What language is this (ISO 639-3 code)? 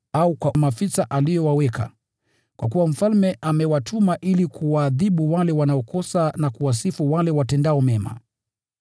swa